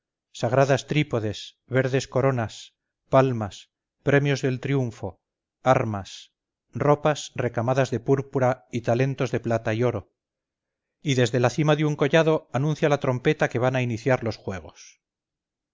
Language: Spanish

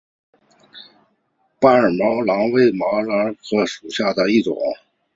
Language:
Chinese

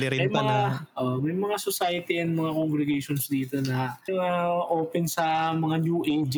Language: Filipino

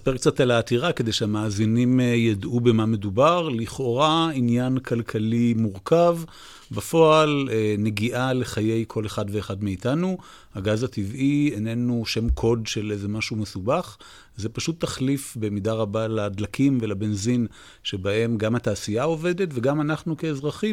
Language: Hebrew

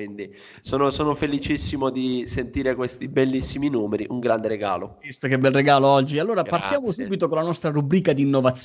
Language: Italian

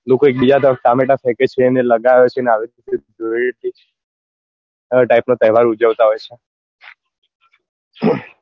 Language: Gujarati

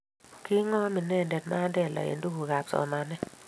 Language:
Kalenjin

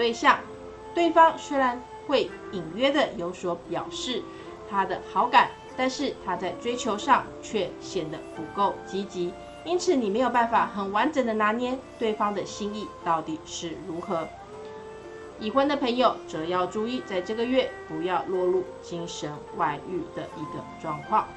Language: Chinese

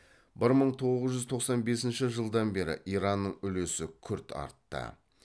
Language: Kazakh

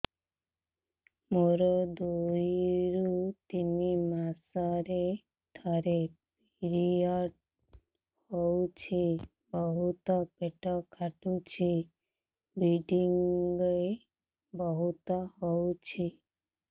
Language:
Odia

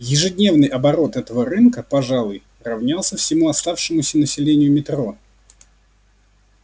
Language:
Russian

